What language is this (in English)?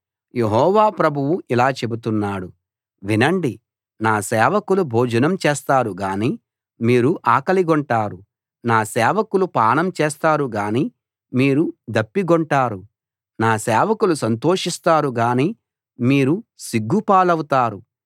Telugu